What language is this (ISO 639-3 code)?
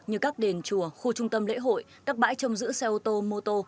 vie